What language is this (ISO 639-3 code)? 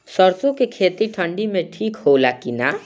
bho